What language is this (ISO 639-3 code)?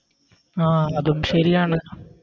mal